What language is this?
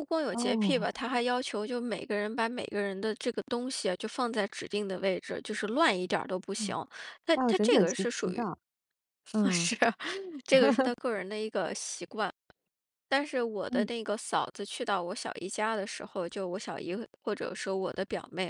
Chinese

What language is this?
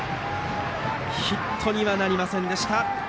Japanese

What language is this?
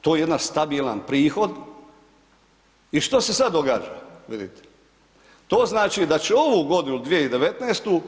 Croatian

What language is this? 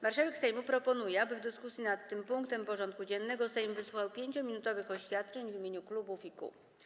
Polish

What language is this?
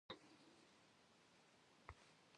Kabardian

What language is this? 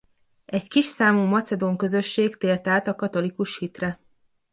Hungarian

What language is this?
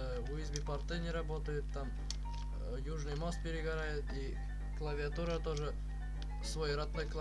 Russian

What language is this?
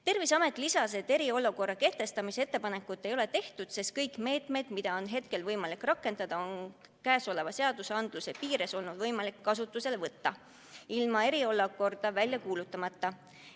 Estonian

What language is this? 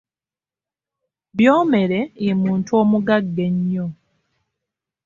Ganda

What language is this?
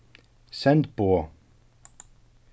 Faroese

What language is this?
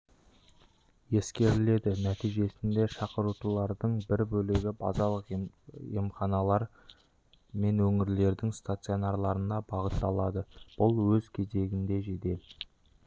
Kazakh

